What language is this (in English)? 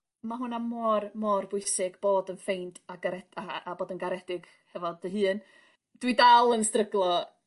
Welsh